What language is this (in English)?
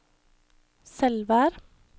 Norwegian